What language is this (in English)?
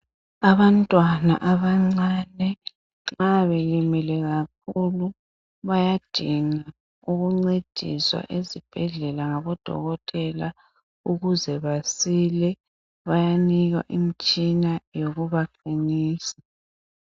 North Ndebele